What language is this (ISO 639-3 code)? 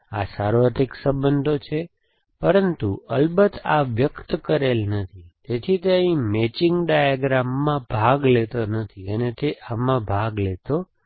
guj